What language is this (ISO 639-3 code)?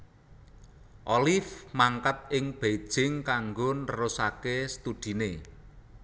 jav